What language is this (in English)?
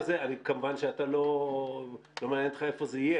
Hebrew